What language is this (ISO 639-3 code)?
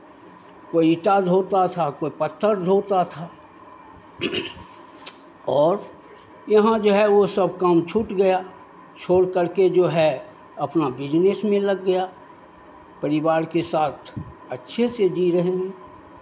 hin